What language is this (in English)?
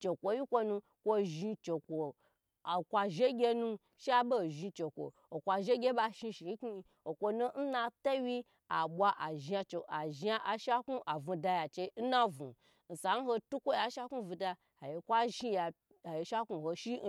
Gbagyi